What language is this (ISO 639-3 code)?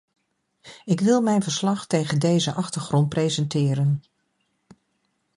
nld